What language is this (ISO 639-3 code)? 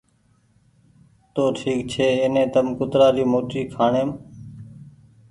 gig